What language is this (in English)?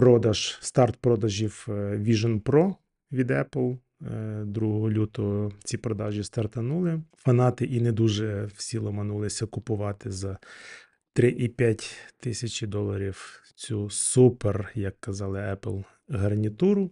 Ukrainian